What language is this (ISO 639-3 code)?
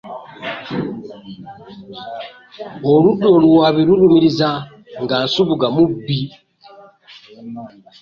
lug